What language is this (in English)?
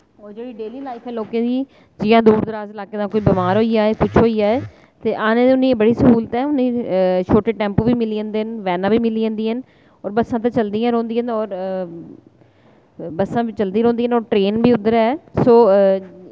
Dogri